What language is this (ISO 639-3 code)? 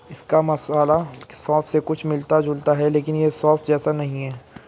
hin